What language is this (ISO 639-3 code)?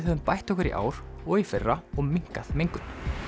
isl